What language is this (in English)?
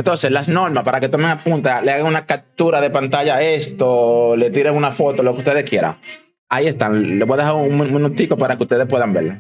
Spanish